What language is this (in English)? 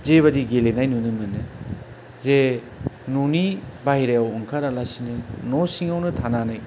Bodo